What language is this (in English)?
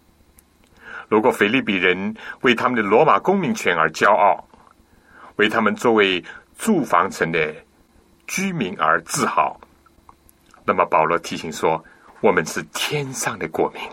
Chinese